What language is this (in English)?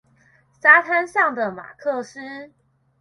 Chinese